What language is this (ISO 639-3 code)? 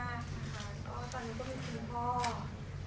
tha